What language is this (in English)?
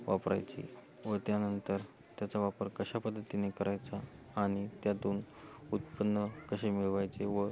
Marathi